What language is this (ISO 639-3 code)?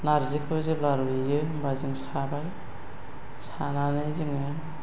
brx